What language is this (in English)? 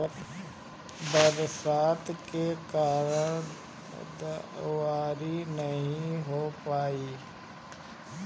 Bhojpuri